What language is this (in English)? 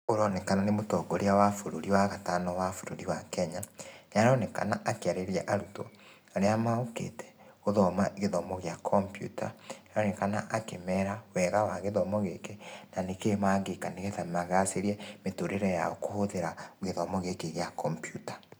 Kikuyu